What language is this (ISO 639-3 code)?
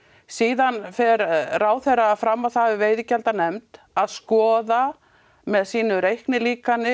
isl